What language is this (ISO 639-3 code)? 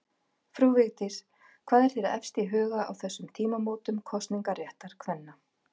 isl